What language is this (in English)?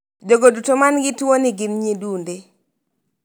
Luo (Kenya and Tanzania)